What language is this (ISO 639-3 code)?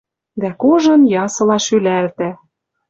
mrj